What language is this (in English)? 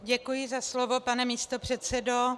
Czech